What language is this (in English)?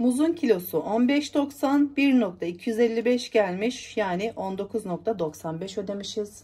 Turkish